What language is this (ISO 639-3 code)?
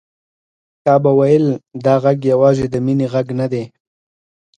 pus